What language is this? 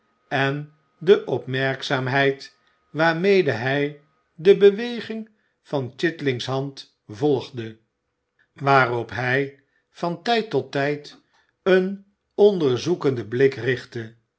Dutch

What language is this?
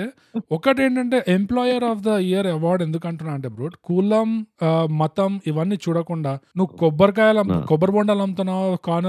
Telugu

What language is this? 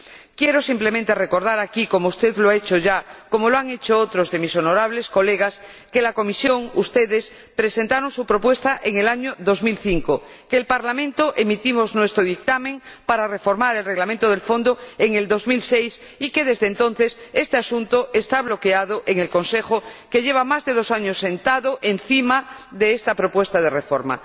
Spanish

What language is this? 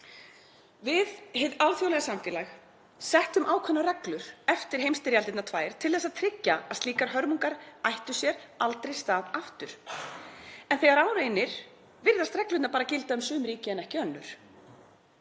Icelandic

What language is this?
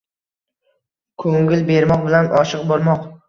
Uzbek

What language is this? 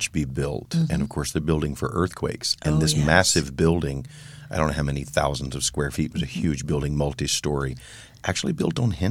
English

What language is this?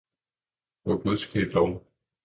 Danish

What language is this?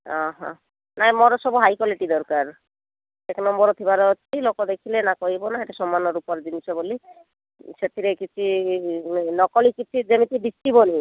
Odia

